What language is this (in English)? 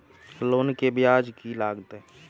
Maithili